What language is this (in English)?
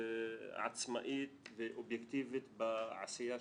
Hebrew